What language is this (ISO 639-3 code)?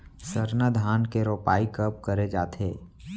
hne